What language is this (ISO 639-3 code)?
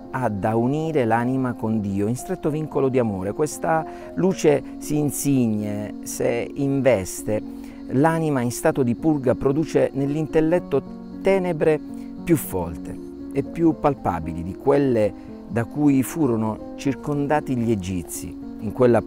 ita